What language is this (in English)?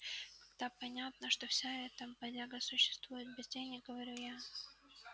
Russian